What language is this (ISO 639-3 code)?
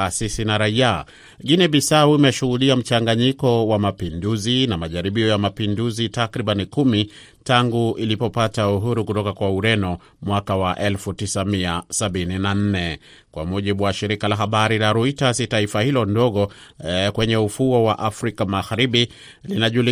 swa